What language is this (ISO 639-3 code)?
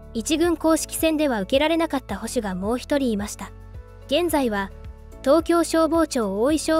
jpn